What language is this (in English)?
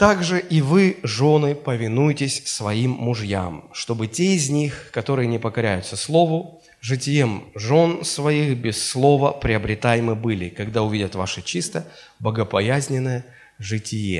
Russian